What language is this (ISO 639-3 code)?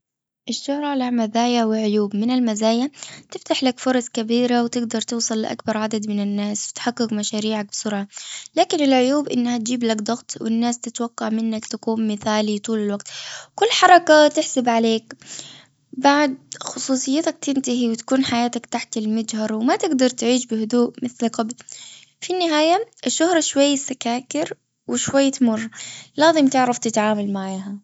afb